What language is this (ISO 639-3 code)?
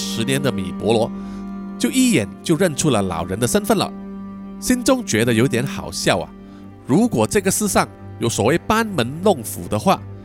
zho